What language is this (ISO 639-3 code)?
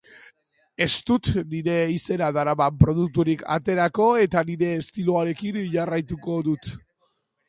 eus